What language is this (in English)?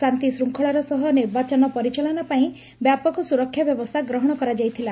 Odia